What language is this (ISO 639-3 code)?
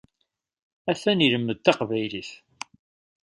kab